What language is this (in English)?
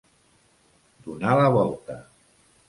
Catalan